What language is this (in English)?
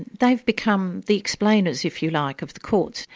English